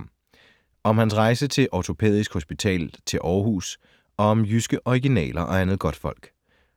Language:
Danish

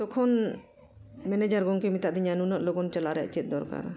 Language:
Santali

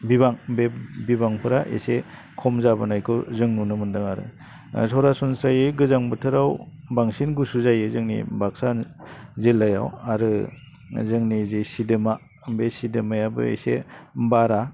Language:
Bodo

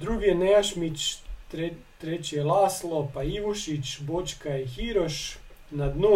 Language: Croatian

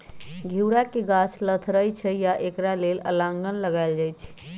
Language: Magahi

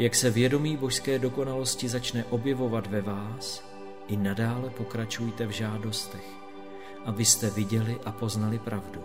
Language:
Czech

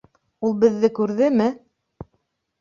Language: Bashkir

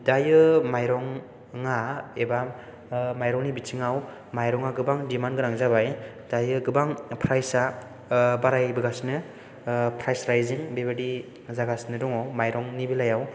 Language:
Bodo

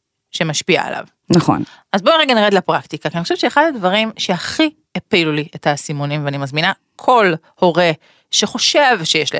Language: Hebrew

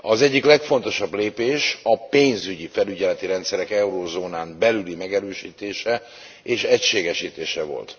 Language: Hungarian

